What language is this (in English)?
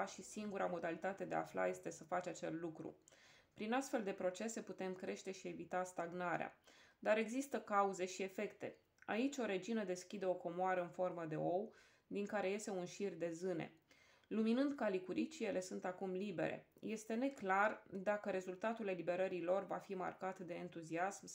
Romanian